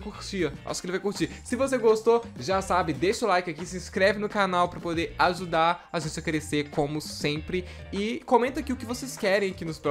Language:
Portuguese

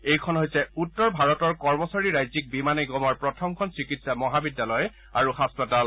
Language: Assamese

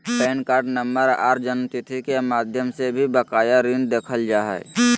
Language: Magahi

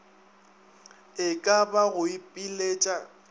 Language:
Northern Sotho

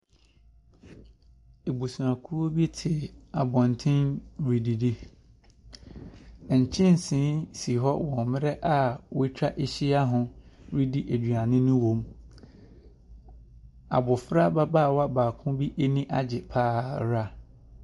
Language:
Akan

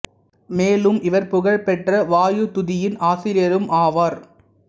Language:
Tamil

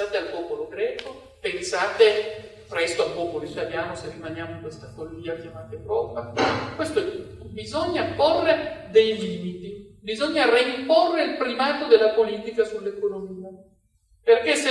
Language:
Italian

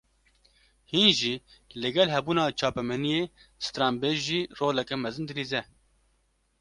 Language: Kurdish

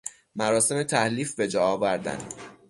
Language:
Persian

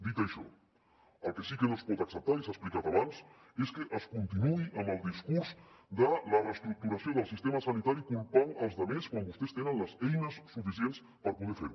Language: Catalan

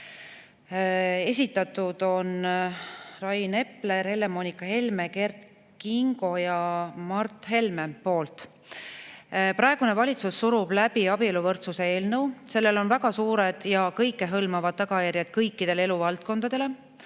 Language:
Estonian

